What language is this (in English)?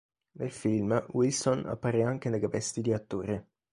Italian